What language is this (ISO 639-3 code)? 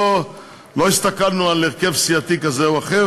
heb